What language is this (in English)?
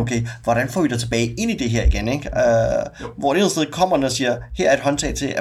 Danish